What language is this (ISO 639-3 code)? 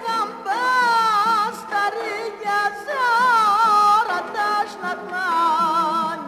ara